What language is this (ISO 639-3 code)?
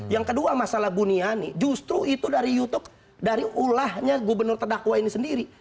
ind